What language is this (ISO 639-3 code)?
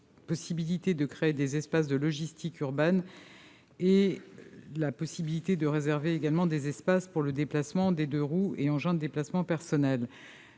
fra